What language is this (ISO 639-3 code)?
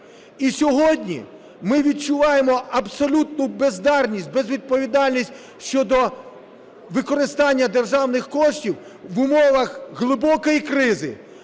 ukr